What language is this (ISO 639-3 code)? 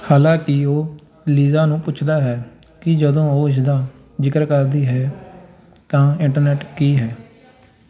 pan